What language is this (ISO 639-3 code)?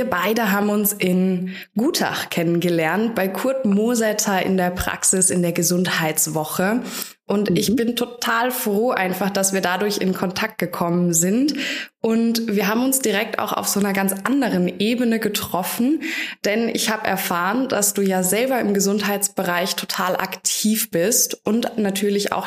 deu